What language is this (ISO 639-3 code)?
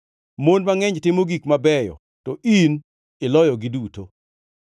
luo